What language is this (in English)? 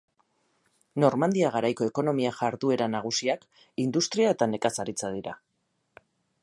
Basque